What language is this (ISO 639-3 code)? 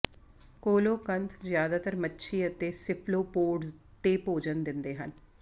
pan